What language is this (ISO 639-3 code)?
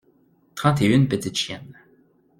fra